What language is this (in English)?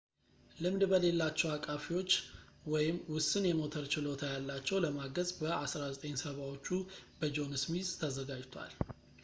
Amharic